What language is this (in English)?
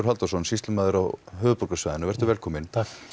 Icelandic